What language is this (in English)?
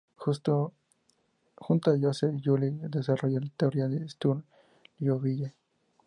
Spanish